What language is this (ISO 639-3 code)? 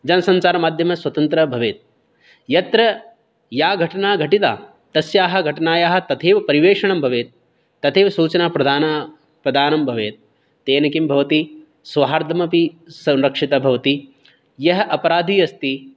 san